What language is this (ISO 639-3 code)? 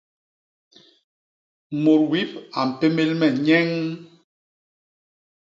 bas